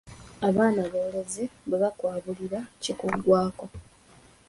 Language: Ganda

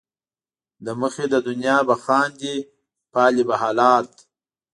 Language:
Pashto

